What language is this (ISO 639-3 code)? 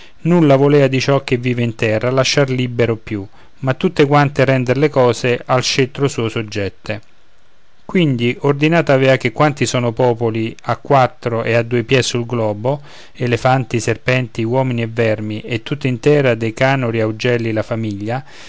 ita